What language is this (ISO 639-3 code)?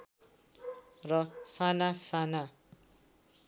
nep